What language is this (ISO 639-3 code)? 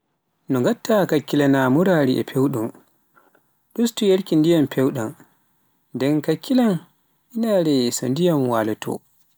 fuf